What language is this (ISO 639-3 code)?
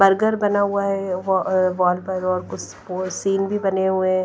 hin